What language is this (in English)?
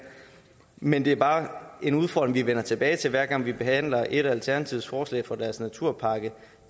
Danish